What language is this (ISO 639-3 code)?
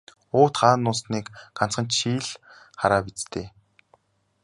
mon